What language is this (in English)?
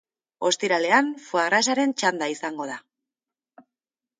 Basque